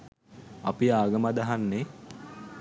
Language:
Sinhala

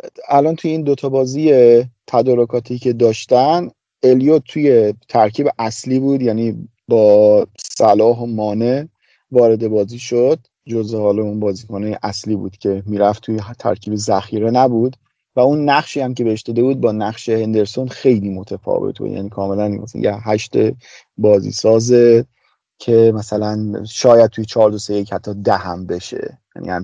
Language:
Persian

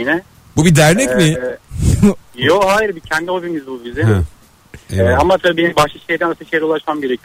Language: Turkish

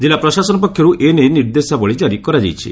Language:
Odia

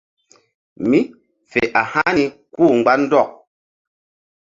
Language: Mbum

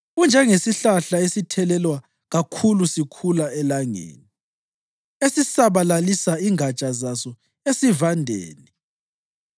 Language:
North Ndebele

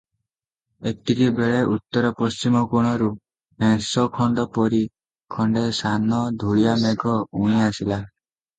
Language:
Odia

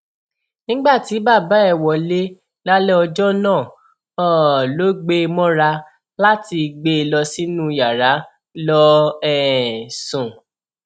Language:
Yoruba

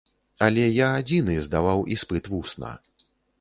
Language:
Belarusian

